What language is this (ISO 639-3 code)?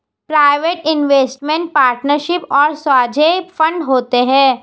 hin